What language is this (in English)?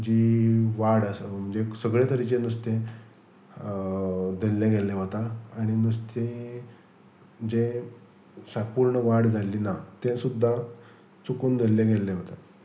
Konkani